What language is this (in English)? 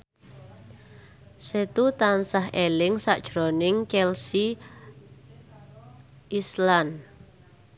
Javanese